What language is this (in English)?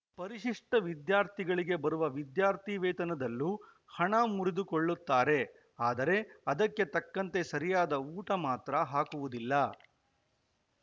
Kannada